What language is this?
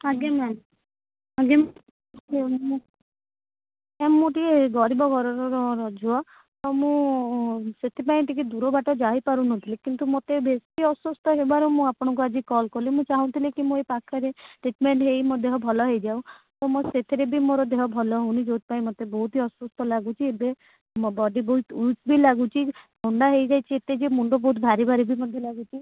Odia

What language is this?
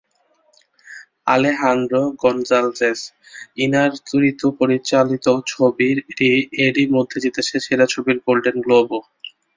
Bangla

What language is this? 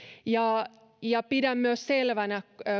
Finnish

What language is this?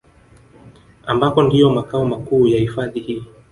Swahili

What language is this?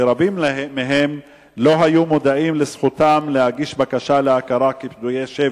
Hebrew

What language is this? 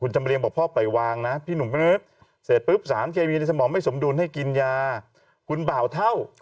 Thai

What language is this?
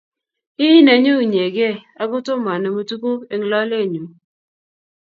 Kalenjin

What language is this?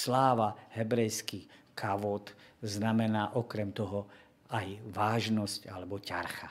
Slovak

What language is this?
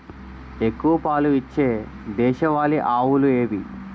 Telugu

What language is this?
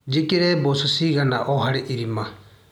Kikuyu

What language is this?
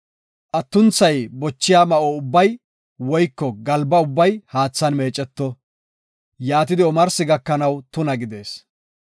Gofa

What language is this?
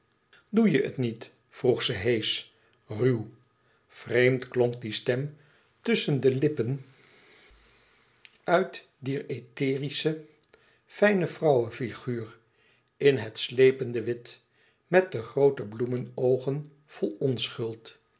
Dutch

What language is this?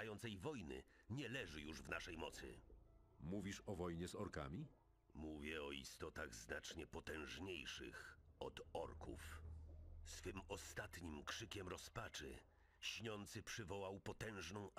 Polish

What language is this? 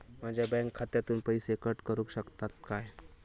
Marathi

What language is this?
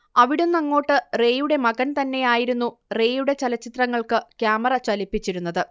Malayalam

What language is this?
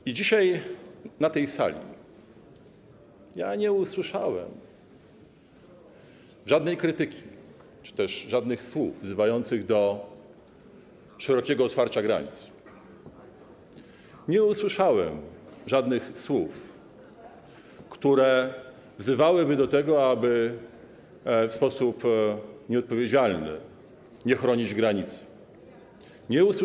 Polish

